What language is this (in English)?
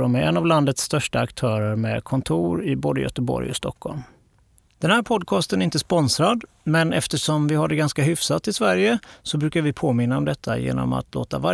Swedish